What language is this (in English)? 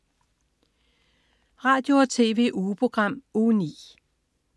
Danish